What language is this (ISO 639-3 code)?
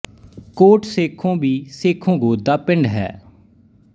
pan